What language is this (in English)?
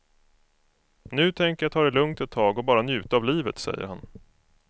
Swedish